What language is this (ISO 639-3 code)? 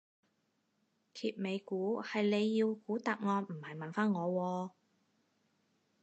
yue